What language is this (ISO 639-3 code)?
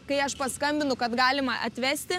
lit